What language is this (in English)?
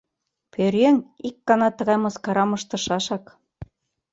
Mari